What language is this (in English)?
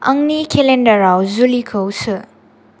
Bodo